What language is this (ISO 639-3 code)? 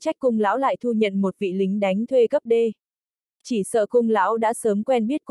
vie